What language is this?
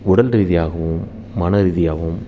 Tamil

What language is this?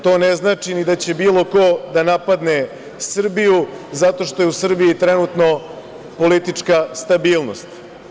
Serbian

